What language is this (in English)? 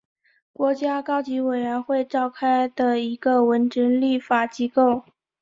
Chinese